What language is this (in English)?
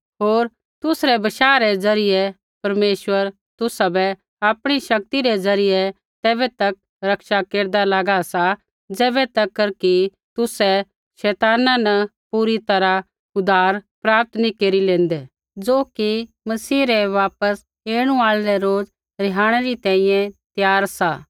Kullu Pahari